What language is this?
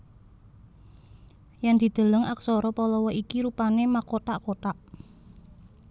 Javanese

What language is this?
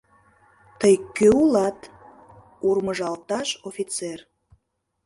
Mari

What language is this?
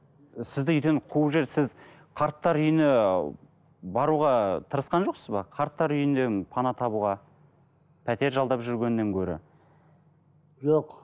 Kazakh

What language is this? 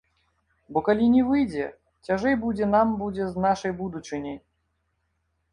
Belarusian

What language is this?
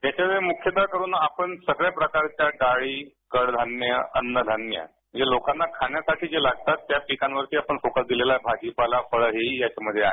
Marathi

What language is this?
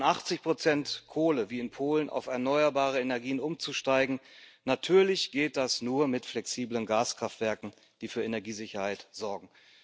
German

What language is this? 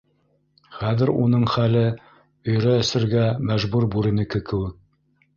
Bashkir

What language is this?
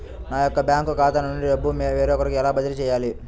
Telugu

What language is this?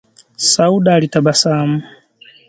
Swahili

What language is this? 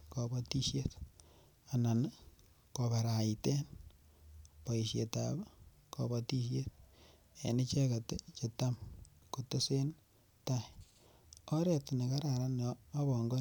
Kalenjin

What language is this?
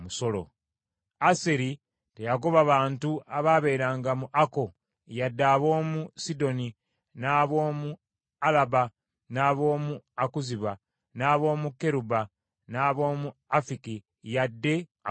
Ganda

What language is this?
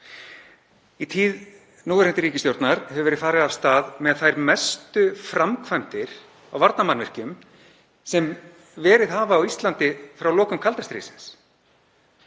Icelandic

